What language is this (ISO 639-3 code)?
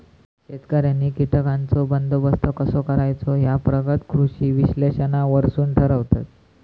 mar